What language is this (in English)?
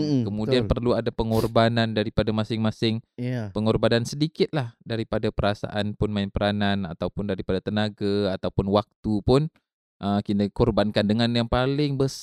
Malay